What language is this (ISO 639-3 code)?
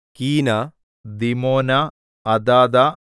mal